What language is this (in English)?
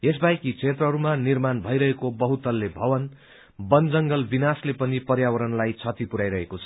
Nepali